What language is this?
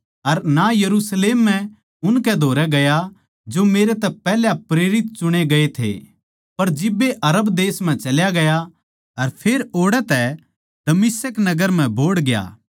Haryanvi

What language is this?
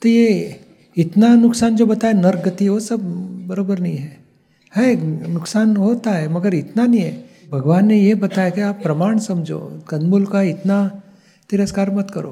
Hindi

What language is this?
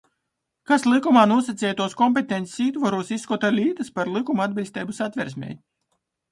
Latgalian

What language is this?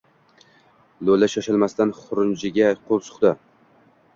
Uzbek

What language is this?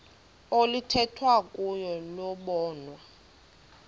Xhosa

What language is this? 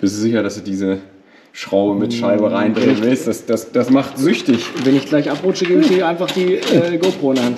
German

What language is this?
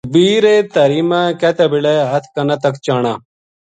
Gujari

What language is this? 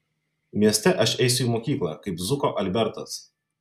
Lithuanian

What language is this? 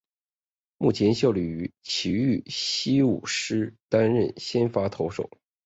Chinese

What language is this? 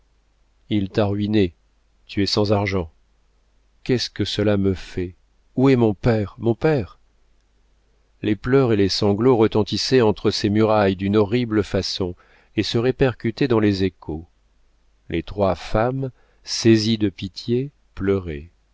French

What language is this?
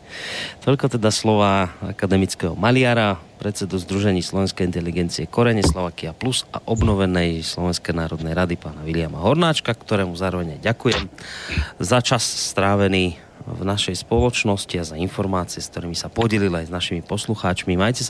Slovak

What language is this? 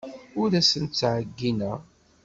Kabyle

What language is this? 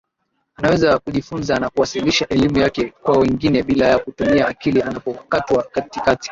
Swahili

